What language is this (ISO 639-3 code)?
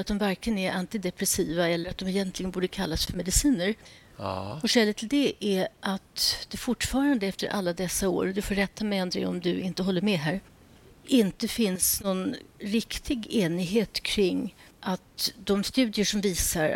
swe